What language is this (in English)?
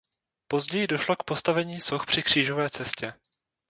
Czech